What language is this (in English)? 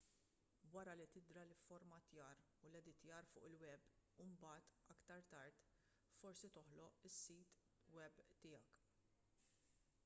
Maltese